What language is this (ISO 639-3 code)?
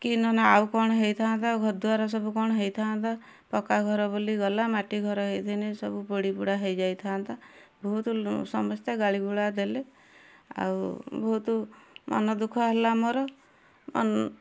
ori